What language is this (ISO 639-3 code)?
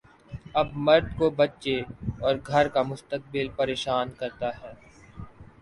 urd